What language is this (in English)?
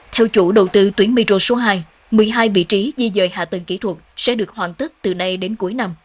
Vietnamese